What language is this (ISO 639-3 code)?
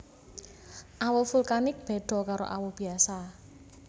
jav